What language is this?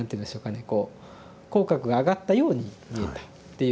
Japanese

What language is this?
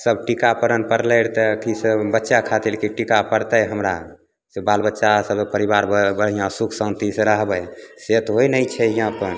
Maithili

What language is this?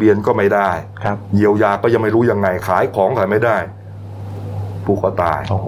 Thai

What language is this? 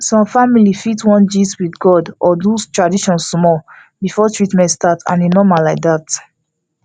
Nigerian Pidgin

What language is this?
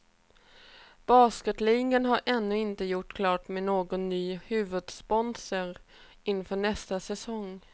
Swedish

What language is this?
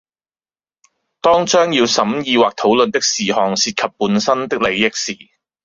Cantonese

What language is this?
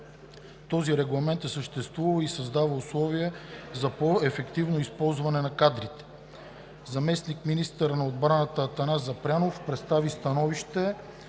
Bulgarian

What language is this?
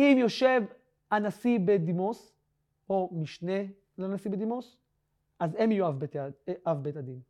Hebrew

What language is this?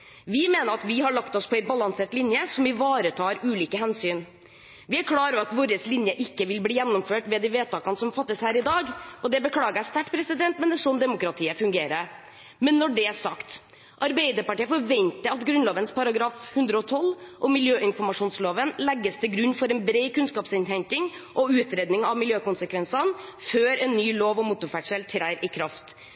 Norwegian Bokmål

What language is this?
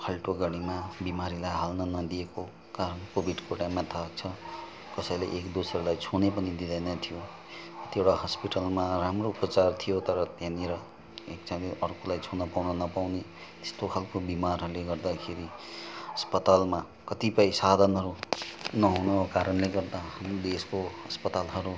Nepali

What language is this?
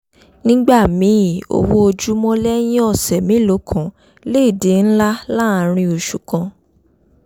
Yoruba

